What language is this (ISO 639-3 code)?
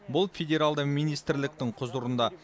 kaz